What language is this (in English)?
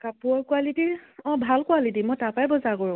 Assamese